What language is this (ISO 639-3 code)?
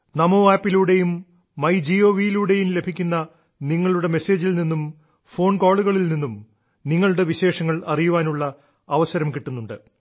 mal